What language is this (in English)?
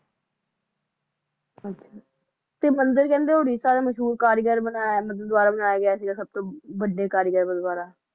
Punjabi